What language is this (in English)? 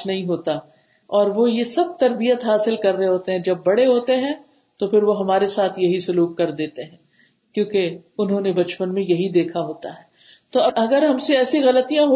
Urdu